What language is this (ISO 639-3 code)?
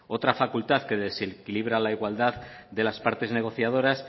spa